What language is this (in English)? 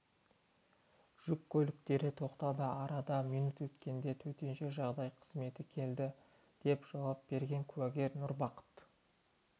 Kazakh